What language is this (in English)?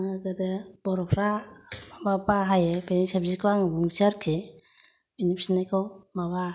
Bodo